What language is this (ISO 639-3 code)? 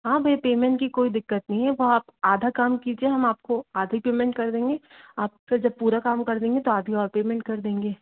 hin